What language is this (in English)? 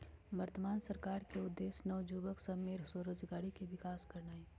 Magahi